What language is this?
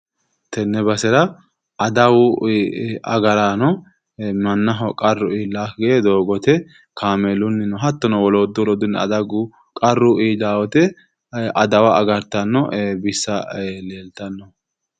Sidamo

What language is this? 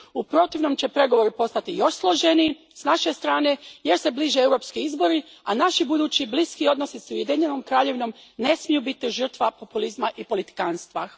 Croatian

